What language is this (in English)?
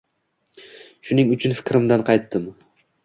Uzbek